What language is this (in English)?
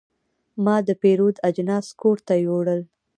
Pashto